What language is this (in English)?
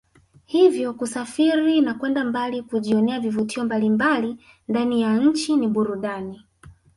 Swahili